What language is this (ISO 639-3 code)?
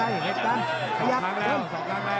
tha